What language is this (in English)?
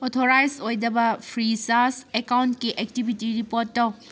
Manipuri